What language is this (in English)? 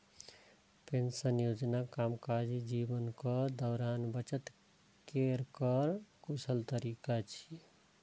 Maithili